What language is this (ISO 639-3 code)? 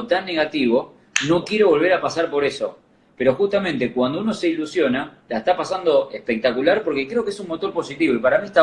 spa